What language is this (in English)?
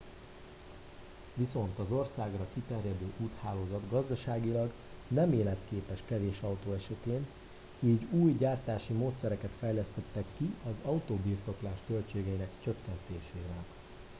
Hungarian